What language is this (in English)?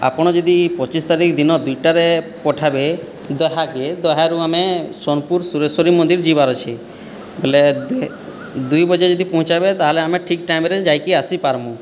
Odia